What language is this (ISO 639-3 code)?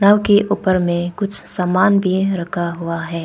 hin